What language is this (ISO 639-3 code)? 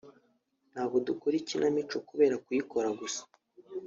kin